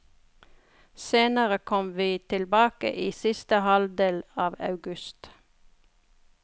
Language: Norwegian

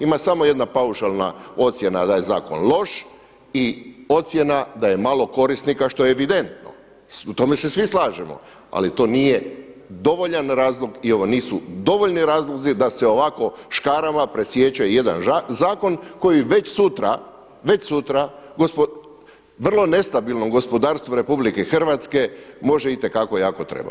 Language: Croatian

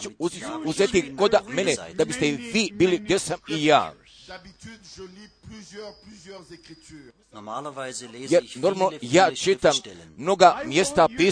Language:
Croatian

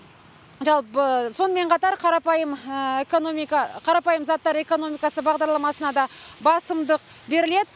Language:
Kazakh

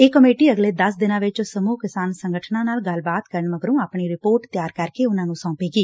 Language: Punjabi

